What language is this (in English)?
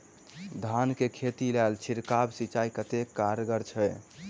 Maithili